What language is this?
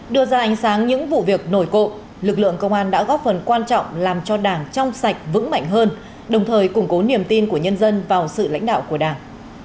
Vietnamese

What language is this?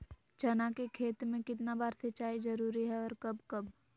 Magahi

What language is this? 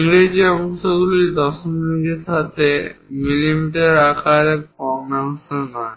Bangla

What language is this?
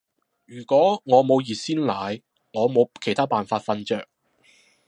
Cantonese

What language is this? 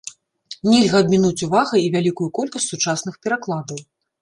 Belarusian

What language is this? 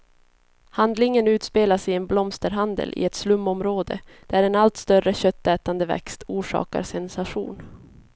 Swedish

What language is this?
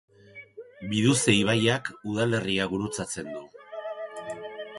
Basque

